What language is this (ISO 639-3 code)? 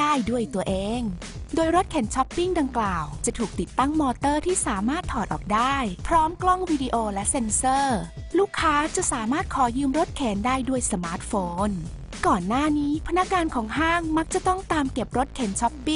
tha